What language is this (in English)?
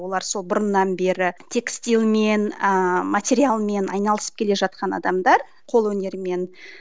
Kazakh